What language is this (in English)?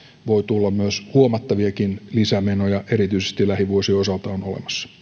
Finnish